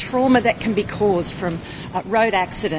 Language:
Indonesian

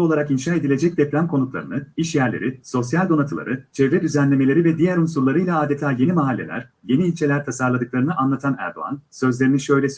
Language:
Turkish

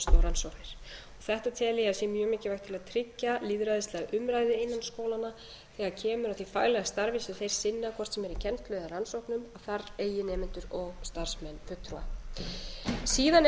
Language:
Icelandic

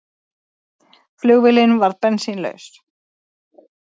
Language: Icelandic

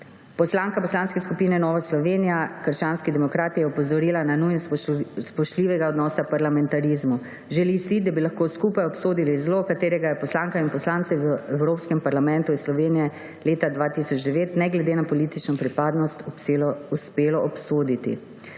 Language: Slovenian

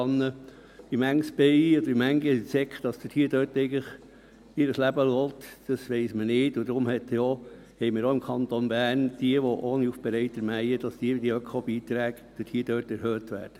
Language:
Swiss German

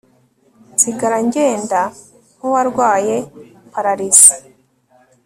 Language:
Kinyarwanda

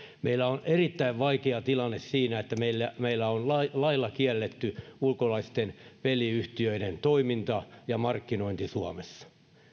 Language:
Finnish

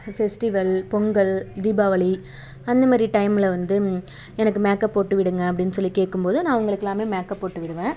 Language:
Tamil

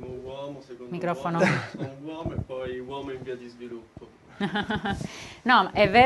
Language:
Italian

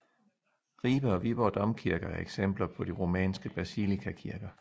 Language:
Danish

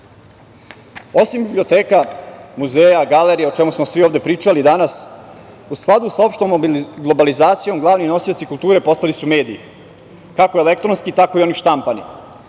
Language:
Serbian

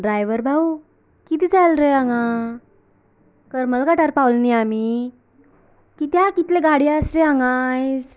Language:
Konkani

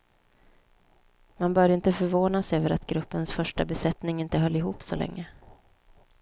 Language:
Swedish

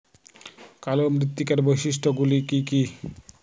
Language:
Bangla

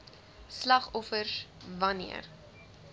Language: Afrikaans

